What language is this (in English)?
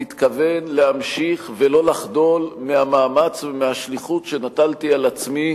Hebrew